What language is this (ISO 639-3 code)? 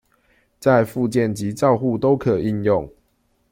zho